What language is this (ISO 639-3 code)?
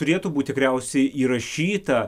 lit